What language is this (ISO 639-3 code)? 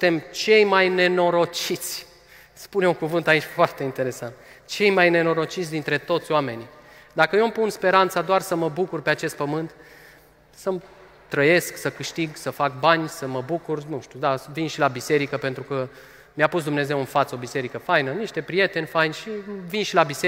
ron